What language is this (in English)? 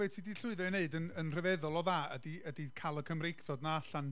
Welsh